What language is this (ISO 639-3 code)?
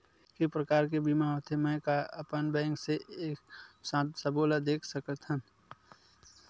hne